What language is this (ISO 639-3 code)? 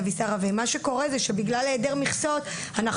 heb